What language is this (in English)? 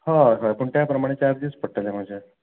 Konkani